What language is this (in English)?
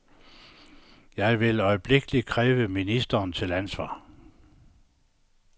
Danish